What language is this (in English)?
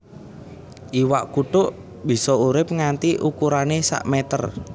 Javanese